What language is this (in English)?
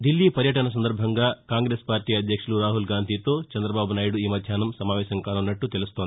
Telugu